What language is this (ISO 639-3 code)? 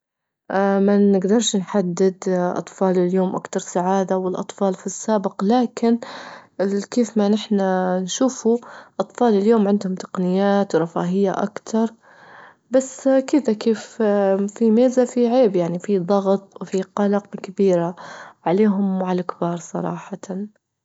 ayl